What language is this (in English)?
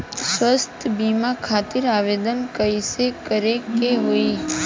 Bhojpuri